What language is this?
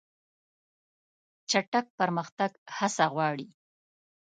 Pashto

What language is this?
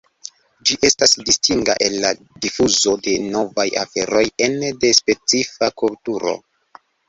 Esperanto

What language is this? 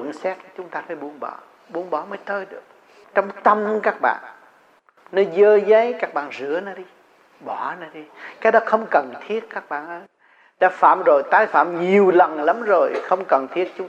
Vietnamese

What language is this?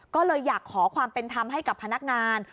Thai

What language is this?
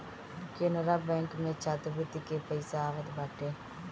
Bhojpuri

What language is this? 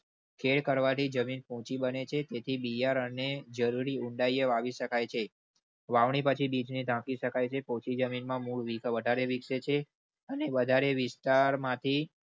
Gujarati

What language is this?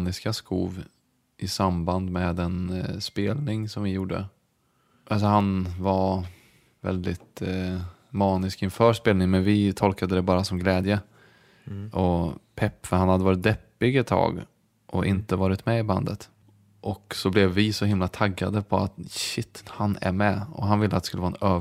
Swedish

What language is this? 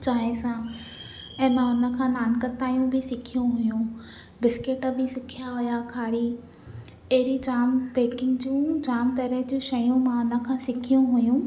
Sindhi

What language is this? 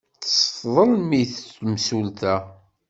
Kabyle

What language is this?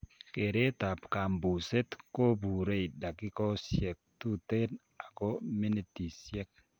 Kalenjin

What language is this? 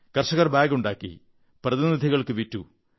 Malayalam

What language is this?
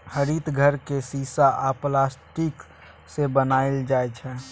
Maithili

